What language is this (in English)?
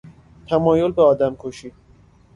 Persian